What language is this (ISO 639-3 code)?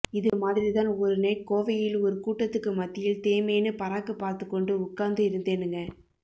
tam